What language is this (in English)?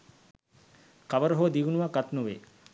Sinhala